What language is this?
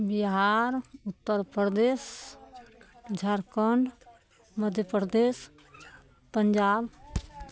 Maithili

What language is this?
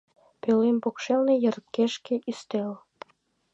Mari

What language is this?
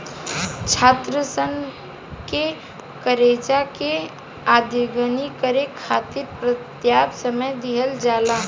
Bhojpuri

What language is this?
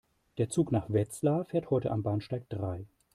German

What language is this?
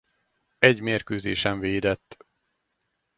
Hungarian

